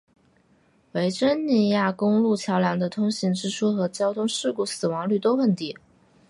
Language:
Chinese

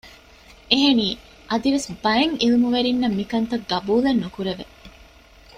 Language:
Divehi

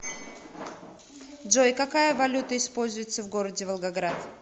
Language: Russian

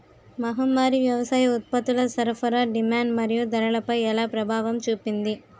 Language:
Telugu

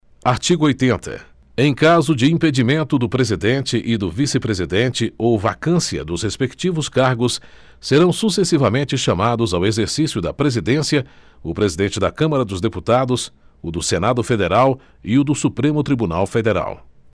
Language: Portuguese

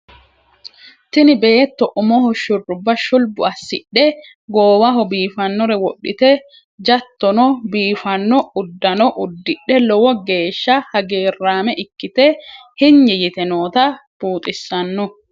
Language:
Sidamo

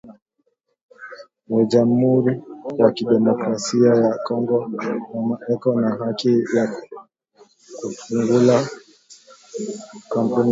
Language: Swahili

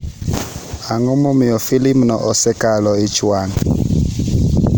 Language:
Luo (Kenya and Tanzania)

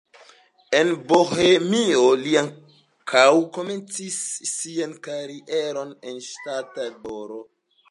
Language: Esperanto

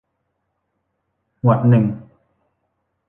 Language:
Thai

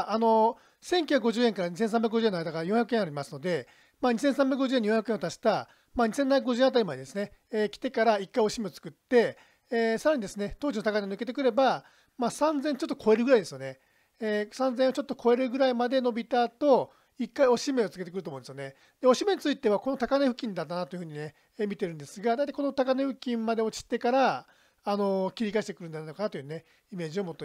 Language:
Japanese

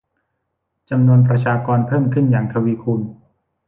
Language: Thai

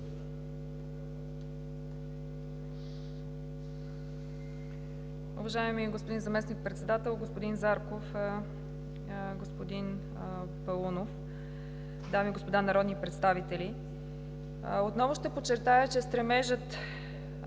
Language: Bulgarian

